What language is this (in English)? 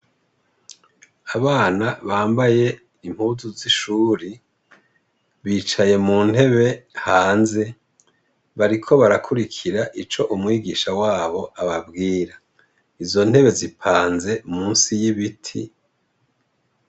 Rundi